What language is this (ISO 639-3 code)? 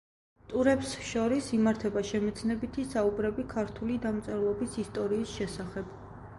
kat